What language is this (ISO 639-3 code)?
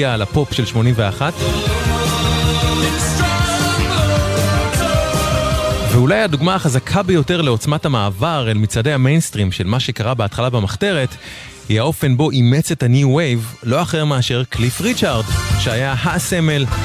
heb